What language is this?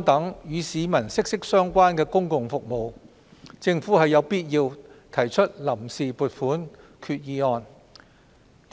Cantonese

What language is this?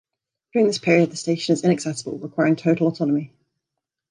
English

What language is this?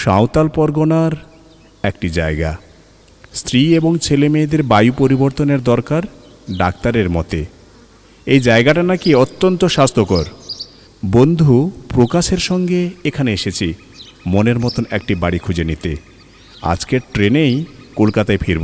Bangla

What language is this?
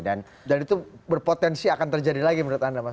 Indonesian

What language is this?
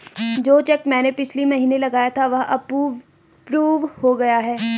Hindi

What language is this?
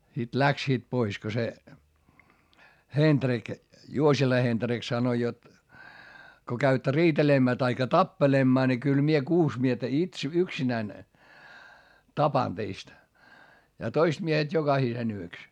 Finnish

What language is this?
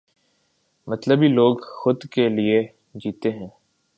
Urdu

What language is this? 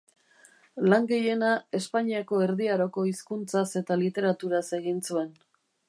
Basque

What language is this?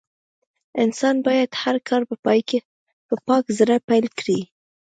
Pashto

